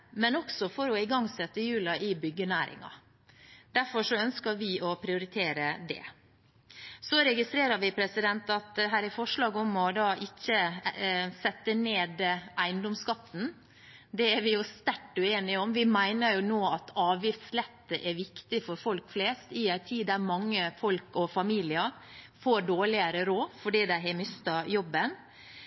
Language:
Norwegian Bokmål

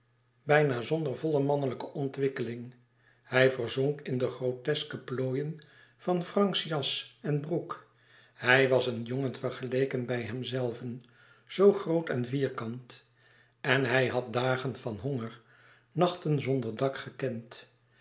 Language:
Dutch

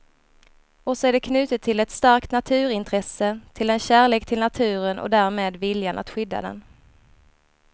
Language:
Swedish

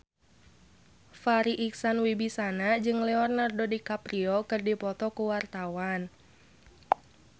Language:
Sundanese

